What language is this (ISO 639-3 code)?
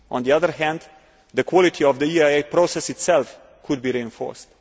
eng